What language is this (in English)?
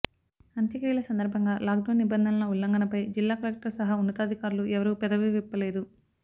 Telugu